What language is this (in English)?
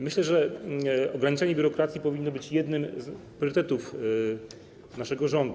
Polish